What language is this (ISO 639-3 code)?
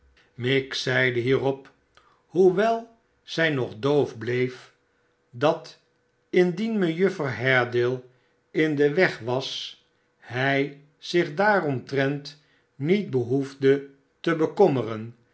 nld